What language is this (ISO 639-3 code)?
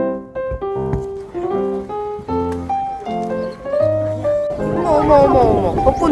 kor